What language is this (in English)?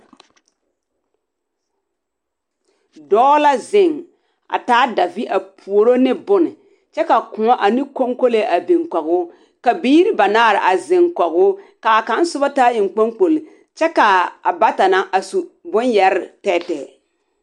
Southern Dagaare